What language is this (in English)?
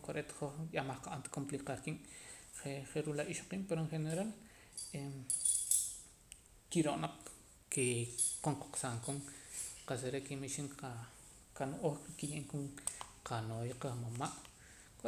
Poqomam